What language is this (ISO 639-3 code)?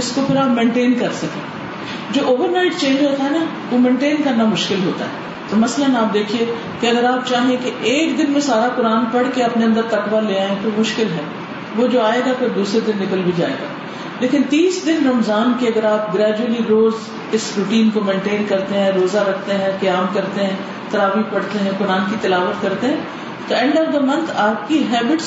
urd